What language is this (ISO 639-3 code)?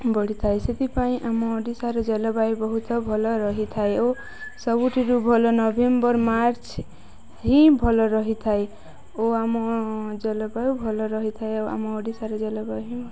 ori